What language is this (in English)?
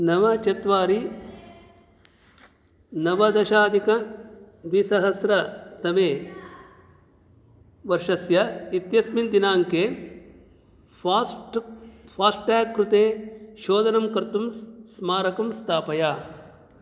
Sanskrit